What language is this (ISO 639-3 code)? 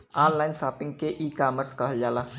bho